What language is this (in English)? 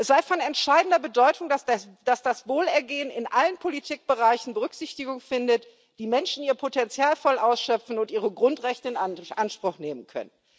German